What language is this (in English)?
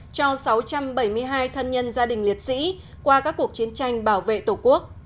Vietnamese